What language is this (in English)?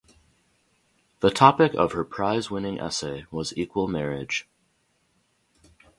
English